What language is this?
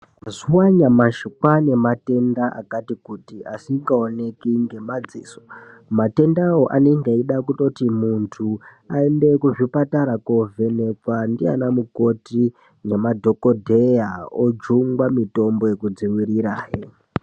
Ndau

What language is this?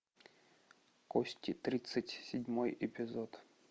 Russian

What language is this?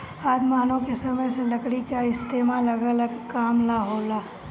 Bhojpuri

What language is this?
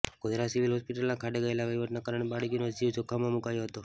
Gujarati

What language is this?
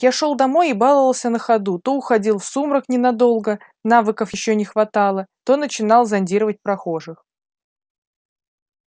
Russian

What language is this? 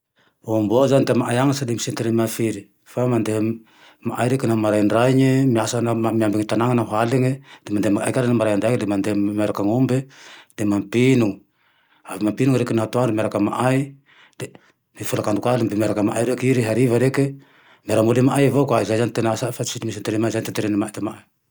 Tandroy-Mahafaly Malagasy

